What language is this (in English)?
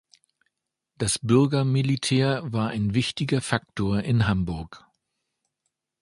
German